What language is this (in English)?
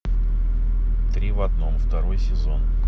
Russian